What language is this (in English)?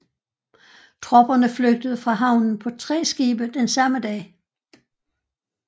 Danish